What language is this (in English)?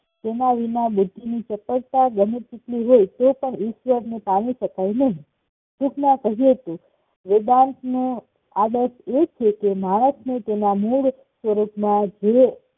Gujarati